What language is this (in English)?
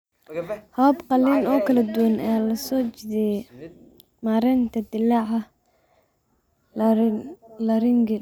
Somali